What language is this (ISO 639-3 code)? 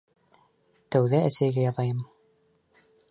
bak